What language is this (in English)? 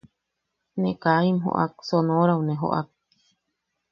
Yaqui